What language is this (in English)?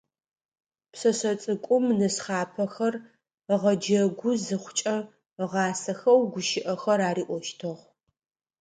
Adyghe